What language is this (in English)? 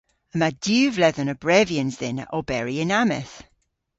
Cornish